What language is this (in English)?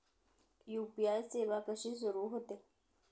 Marathi